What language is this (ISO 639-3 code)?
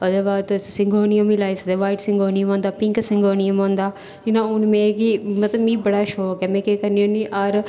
doi